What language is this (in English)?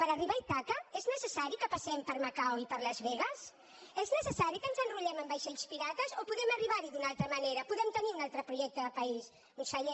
Catalan